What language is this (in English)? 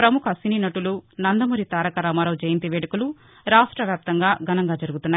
Telugu